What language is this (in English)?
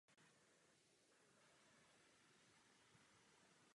Czech